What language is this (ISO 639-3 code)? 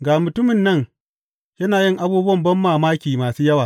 hau